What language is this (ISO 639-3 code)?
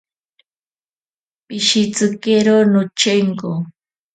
prq